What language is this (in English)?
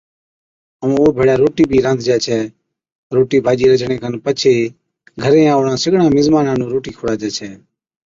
Od